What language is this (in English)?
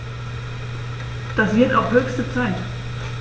German